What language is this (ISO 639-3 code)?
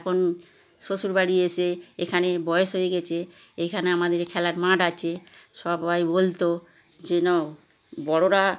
ben